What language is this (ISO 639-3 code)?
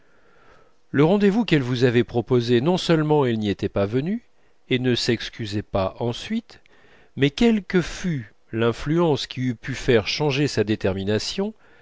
fra